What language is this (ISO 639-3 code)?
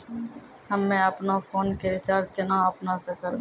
mai